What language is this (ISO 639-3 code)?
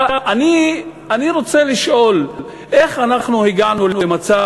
heb